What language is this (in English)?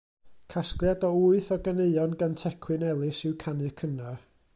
Welsh